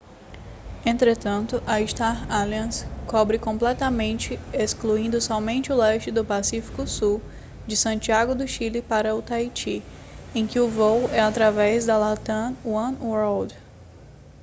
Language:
Portuguese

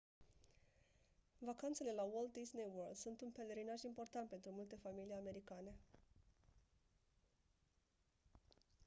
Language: Romanian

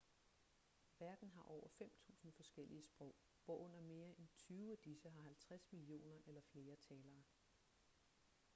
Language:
Danish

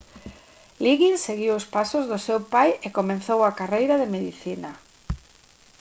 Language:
Galician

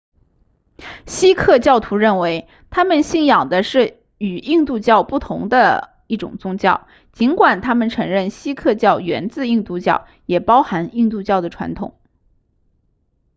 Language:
Chinese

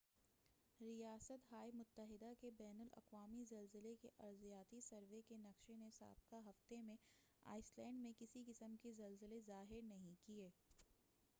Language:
Urdu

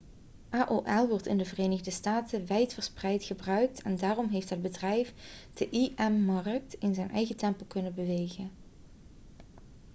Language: Dutch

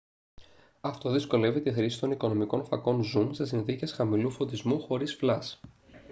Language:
Greek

